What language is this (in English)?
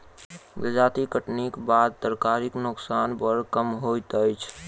Maithili